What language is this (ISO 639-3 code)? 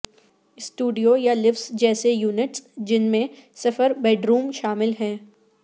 urd